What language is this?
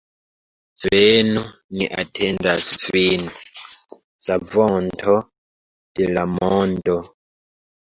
Esperanto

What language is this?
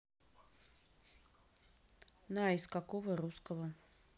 Russian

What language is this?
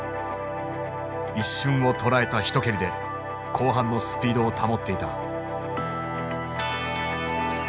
Japanese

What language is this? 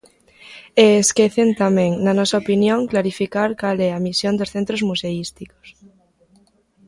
Galician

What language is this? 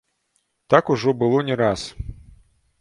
Belarusian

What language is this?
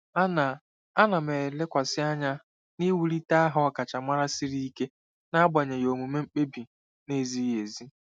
Igbo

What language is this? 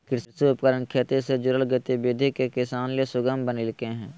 Magahi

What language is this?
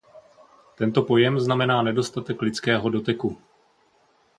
Czech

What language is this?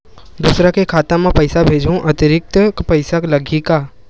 Chhattisgarhi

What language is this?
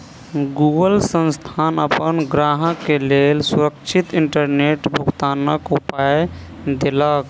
Maithili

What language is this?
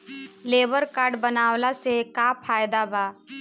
Bhojpuri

